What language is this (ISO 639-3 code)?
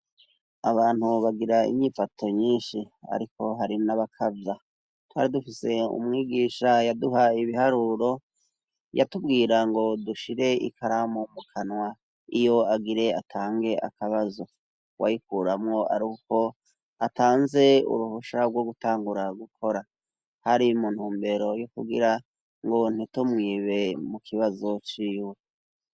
run